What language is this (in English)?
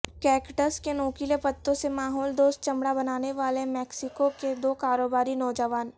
Urdu